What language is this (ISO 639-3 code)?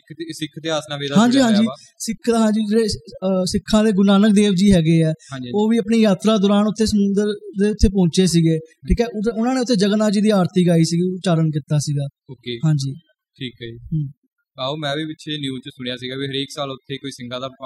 pan